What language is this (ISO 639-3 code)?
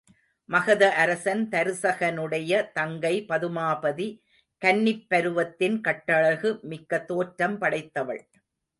tam